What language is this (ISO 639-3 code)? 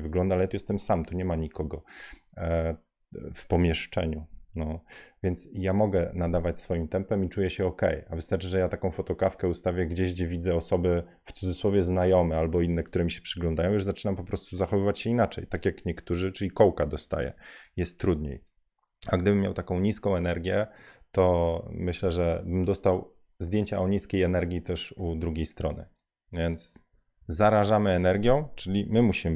pol